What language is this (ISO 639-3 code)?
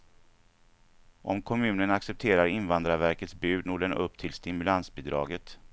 swe